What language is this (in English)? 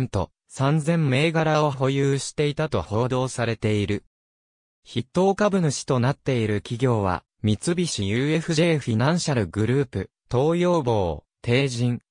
Japanese